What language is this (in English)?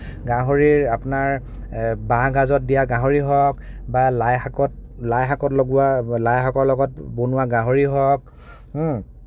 Assamese